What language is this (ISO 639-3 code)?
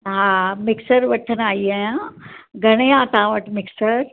snd